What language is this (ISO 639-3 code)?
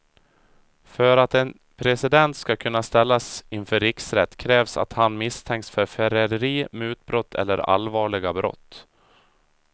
swe